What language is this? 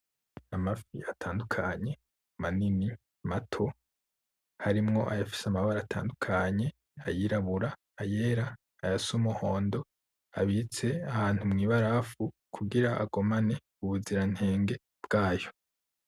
Rundi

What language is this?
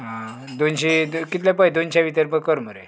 Konkani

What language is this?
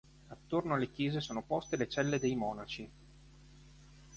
Italian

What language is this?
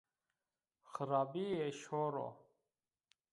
Zaza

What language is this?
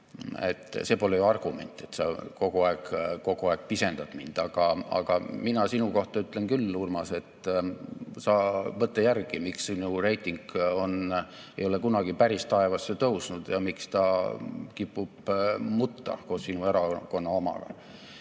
Estonian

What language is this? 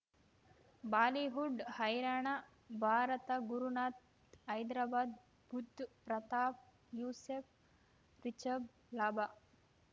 Kannada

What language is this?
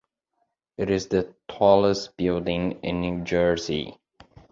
English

